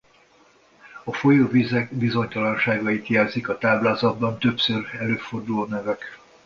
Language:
Hungarian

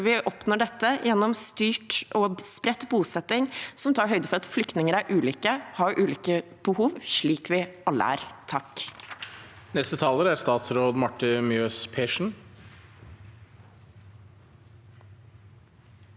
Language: Norwegian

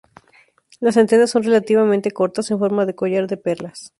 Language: Spanish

